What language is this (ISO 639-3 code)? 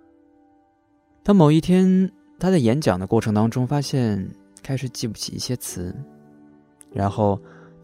zho